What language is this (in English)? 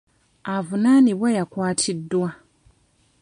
Ganda